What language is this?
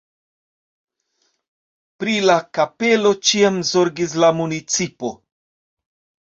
Esperanto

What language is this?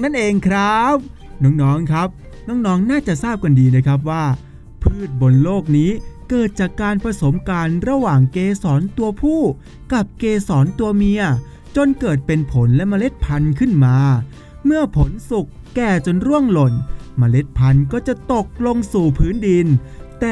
Thai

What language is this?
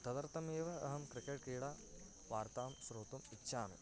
Sanskrit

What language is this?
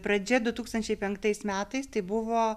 Lithuanian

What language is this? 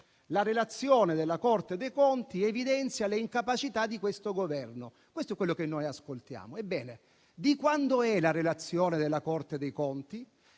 Italian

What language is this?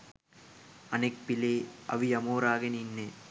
Sinhala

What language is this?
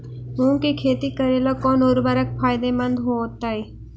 Magahi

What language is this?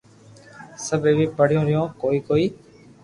Loarki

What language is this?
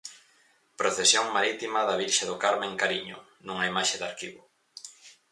Galician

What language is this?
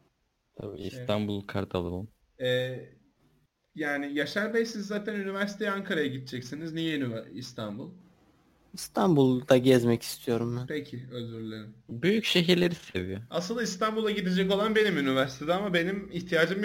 Turkish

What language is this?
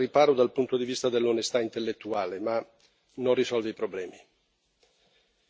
Italian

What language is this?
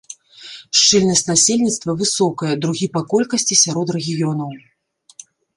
Belarusian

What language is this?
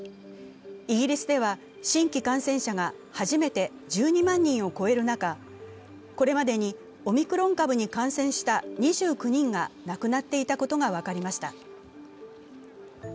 Japanese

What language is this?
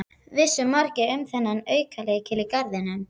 Icelandic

